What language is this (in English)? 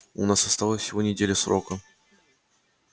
Russian